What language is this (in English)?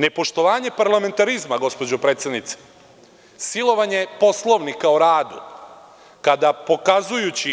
Serbian